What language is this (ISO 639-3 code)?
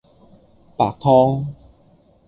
yue